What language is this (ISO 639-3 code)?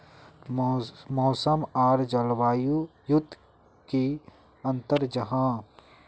mag